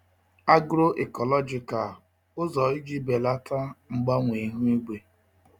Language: Igbo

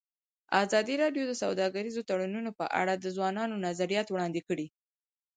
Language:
Pashto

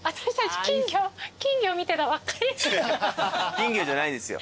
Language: Japanese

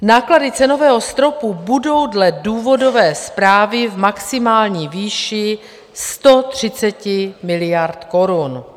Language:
Czech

